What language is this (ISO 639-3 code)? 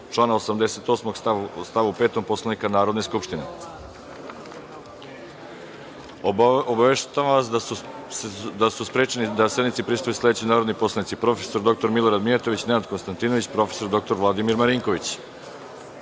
srp